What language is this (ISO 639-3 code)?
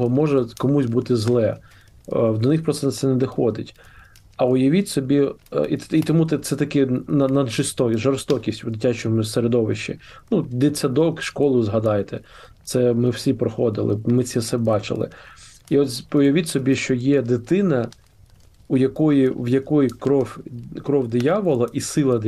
ukr